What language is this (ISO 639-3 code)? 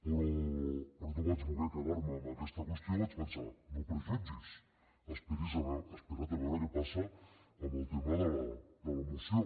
cat